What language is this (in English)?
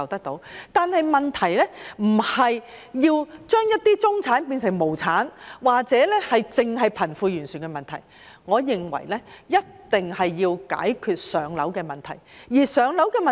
Cantonese